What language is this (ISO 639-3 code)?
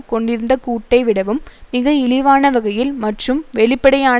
tam